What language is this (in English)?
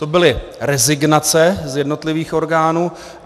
Czech